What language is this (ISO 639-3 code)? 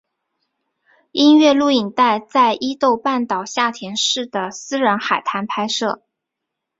zho